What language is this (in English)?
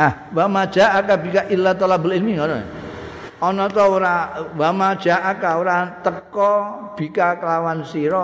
Indonesian